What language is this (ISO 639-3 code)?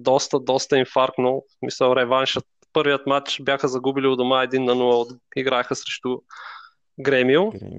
bul